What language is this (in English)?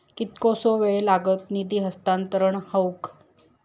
Marathi